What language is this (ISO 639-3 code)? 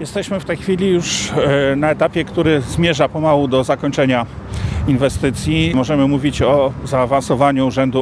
pol